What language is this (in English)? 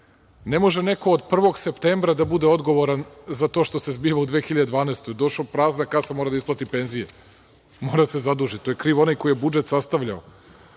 Serbian